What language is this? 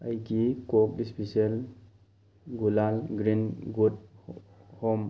Manipuri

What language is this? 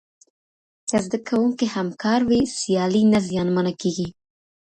Pashto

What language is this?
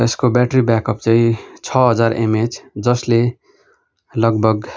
Nepali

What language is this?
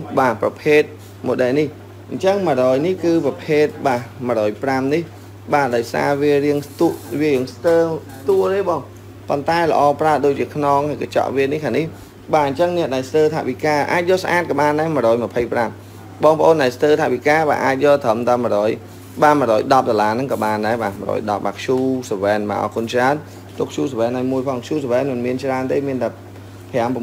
Vietnamese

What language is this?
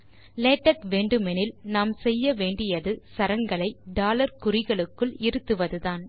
Tamil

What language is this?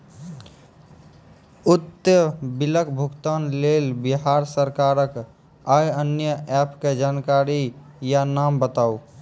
Maithili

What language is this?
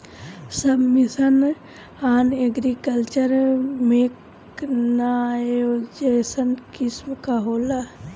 Bhojpuri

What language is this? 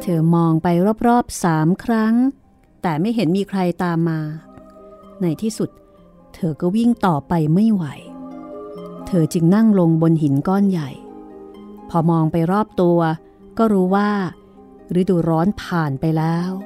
Thai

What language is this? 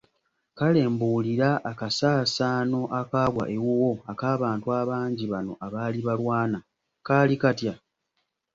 Ganda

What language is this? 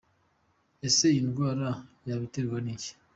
Kinyarwanda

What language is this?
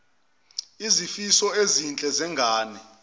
Zulu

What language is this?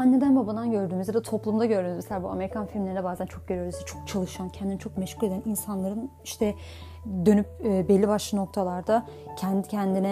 Turkish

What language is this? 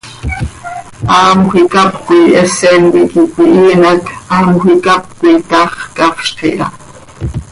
Seri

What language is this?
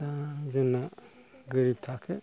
Bodo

